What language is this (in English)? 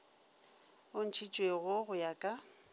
Northern Sotho